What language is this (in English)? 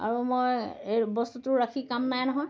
Assamese